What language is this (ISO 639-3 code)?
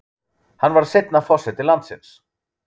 isl